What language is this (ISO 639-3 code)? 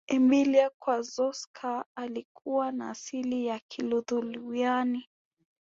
swa